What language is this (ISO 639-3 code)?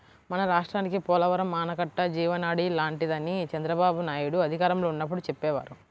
tel